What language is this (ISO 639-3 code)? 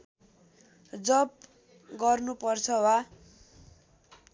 nep